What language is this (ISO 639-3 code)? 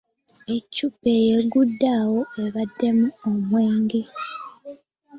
lug